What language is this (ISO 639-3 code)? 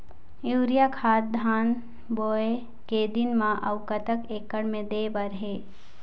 hne